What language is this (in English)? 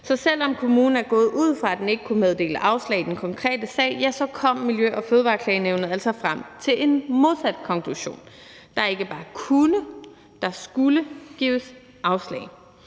Danish